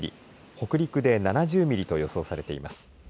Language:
Japanese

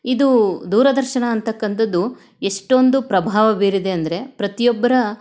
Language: Kannada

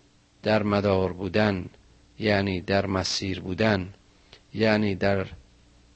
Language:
Persian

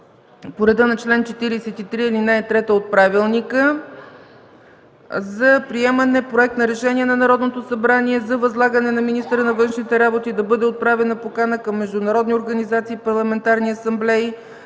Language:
Bulgarian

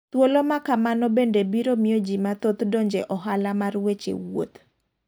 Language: Luo (Kenya and Tanzania)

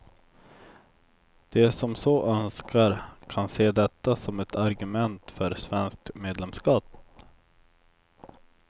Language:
Swedish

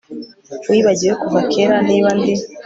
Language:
Kinyarwanda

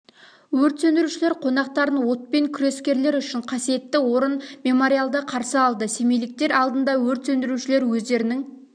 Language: Kazakh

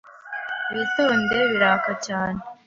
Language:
Kinyarwanda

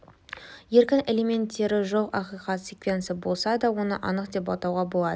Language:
Kazakh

